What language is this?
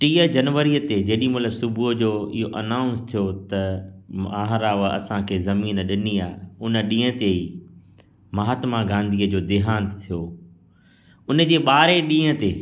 Sindhi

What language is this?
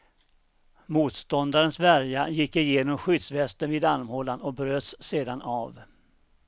Swedish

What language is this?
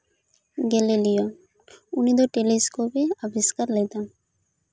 Santali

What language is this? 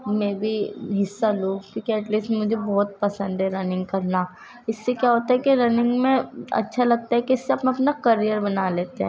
Urdu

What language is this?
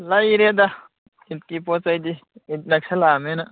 Manipuri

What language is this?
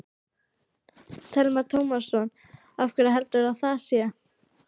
Icelandic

